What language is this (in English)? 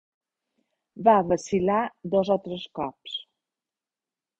Catalan